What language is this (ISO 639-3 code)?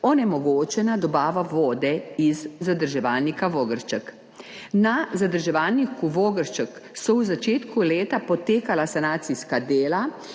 slv